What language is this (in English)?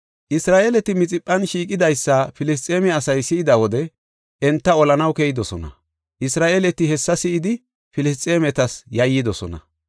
Gofa